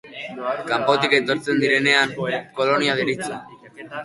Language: Basque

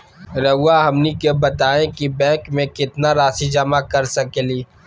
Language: Magahi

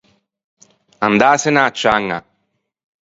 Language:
Ligurian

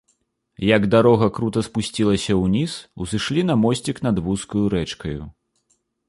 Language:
Belarusian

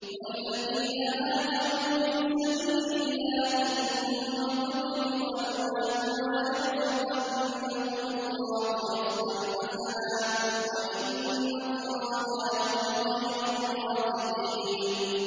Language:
Arabic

